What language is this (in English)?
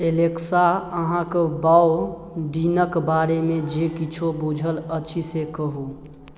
Maithili